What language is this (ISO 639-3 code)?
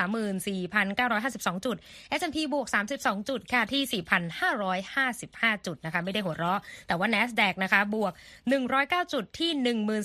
tha